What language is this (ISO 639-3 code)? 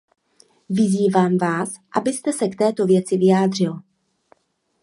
ces